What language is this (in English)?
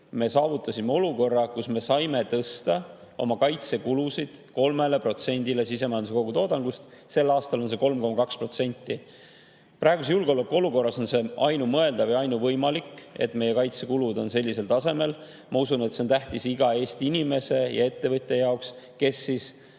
Estonian